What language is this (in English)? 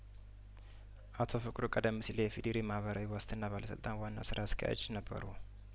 Amharic